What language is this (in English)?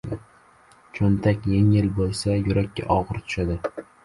Uzbek